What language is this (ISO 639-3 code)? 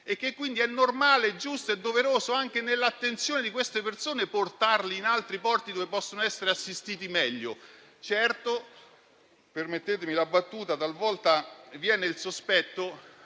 ita